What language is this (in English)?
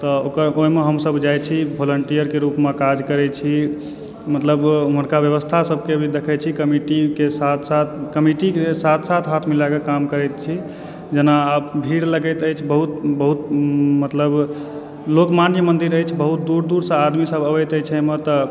Maithili